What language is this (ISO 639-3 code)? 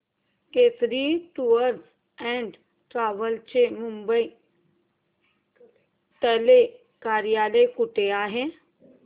mar